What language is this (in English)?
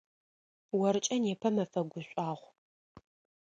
Adyghe